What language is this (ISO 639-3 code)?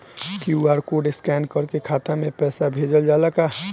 bho